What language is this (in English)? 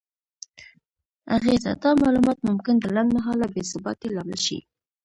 Pashto